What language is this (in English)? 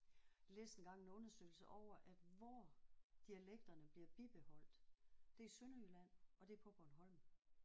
Danish